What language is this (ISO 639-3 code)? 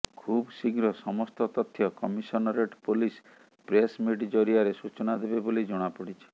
ori